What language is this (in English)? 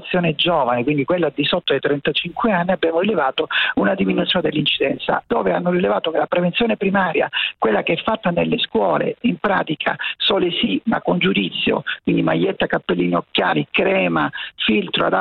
Italian